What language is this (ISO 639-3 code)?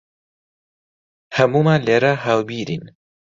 ckb